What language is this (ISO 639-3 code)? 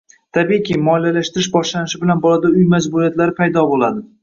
uzb